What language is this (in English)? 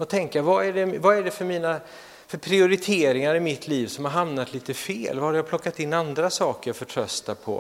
Swedish